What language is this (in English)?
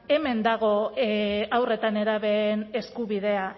Basque